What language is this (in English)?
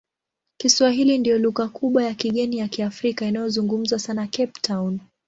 Swahili